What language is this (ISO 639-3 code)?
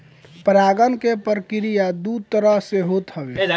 bho